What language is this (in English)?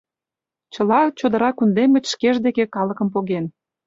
Mari